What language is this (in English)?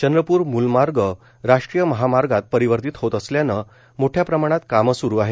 Marathi